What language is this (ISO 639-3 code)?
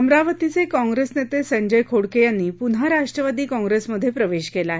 mar